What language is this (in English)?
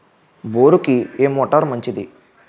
Telugu